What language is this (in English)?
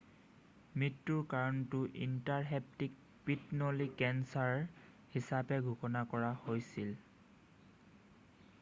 Assamese